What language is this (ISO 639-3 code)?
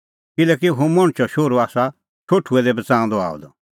kfx